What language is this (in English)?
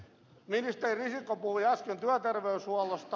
Finnish